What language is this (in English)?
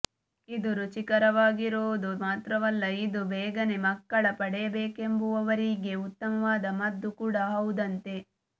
Kannada